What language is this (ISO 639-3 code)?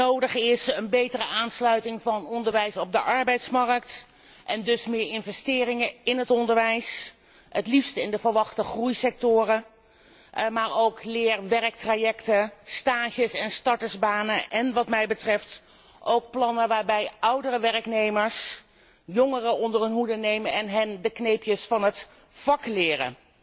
nld